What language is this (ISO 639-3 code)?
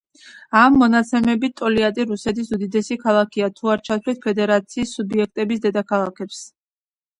kat